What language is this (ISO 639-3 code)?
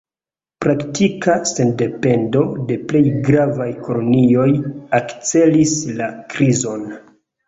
epo